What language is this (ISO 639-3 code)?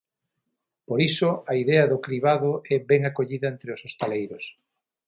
glg